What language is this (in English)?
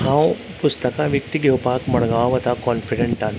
Konkani